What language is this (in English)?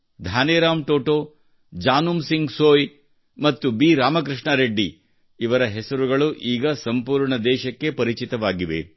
Kannada